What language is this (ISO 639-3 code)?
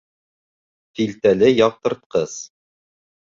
bak